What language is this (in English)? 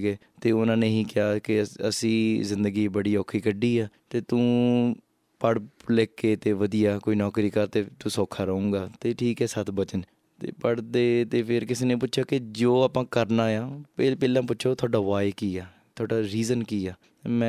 Punjabi